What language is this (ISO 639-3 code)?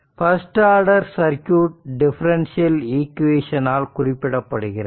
tam